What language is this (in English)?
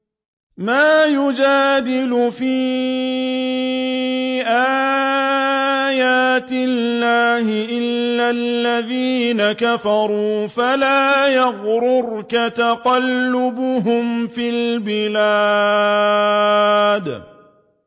Arabic